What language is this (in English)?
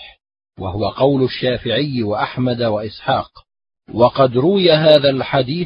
Arabic